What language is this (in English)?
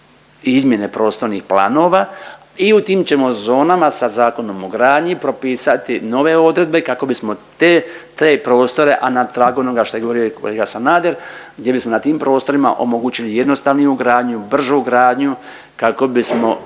Croatian